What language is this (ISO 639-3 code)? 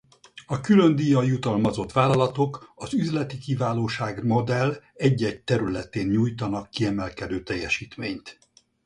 hun